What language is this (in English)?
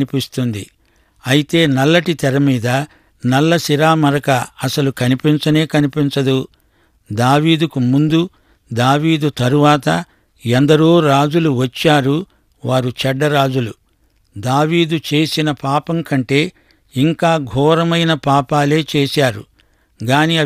Telugu